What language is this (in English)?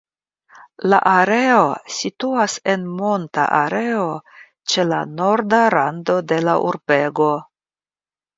Esperanto